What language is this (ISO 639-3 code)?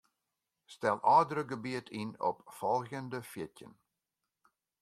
fry